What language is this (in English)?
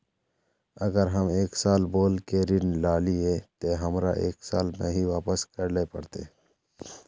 Magahi